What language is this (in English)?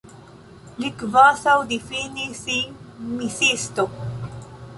Esperanto